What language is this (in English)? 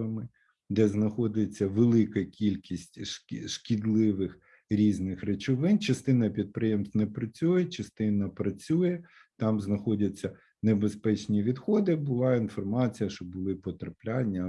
Ukrainian